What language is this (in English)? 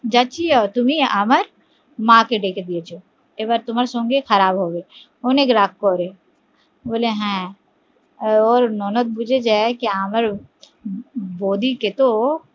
Bangla